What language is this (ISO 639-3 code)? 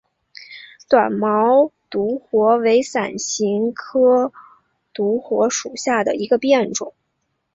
zho